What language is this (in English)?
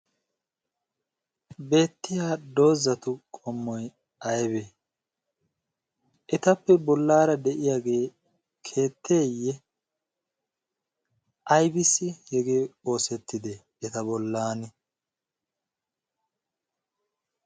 Wolaytta